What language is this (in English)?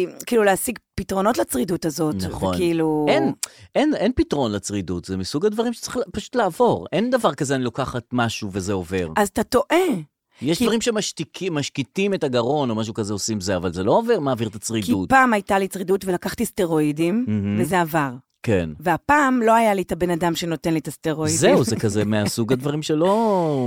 Hebrew